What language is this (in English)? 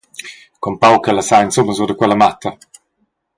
Romansh